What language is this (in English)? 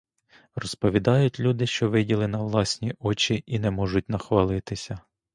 Ukrainian